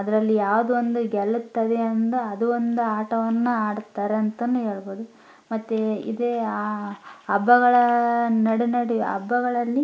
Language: Kannada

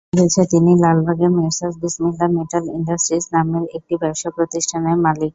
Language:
Bangla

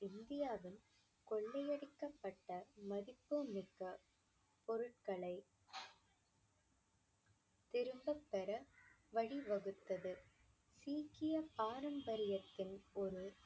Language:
Tamil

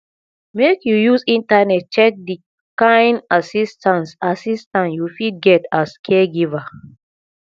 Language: Nigerian Pidgin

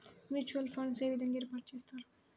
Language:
Telugu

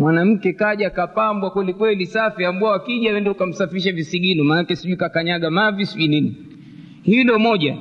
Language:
Swahili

